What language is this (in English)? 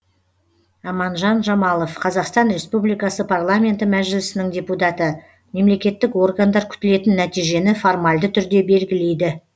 Kazakh